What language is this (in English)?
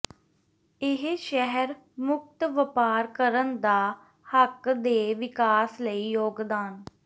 Punjabi